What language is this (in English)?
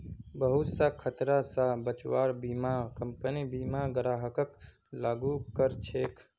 Magahi